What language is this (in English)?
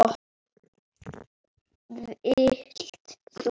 Icelandic